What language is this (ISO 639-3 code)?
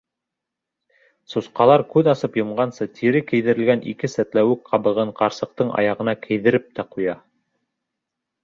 bak